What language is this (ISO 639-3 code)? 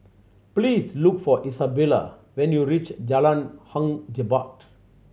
eng